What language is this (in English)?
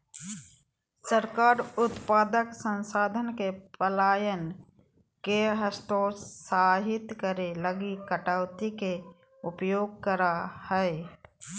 Magahi